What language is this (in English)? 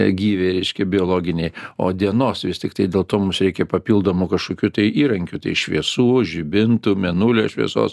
Lithuanian